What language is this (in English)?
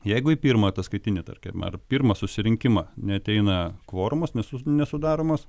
Lithuanian